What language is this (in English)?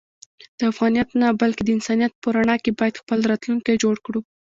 Pashto